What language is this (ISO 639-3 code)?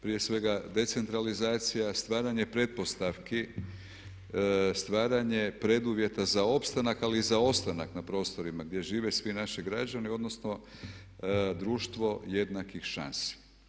hrv